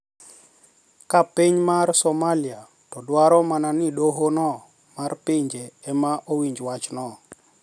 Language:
Luo (Kenya and Tanzania)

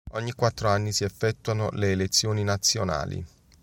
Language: Italian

